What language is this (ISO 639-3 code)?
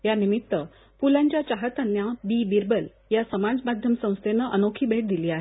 mar